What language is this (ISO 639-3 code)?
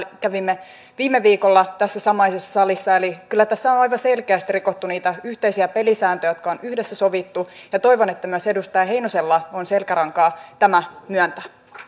fin